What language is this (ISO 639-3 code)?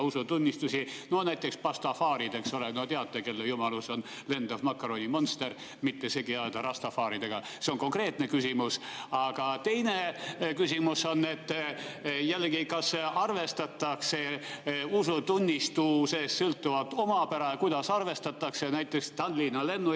est